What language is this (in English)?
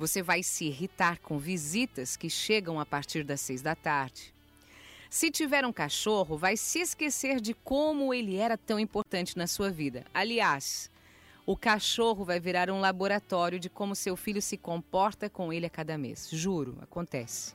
Portuguese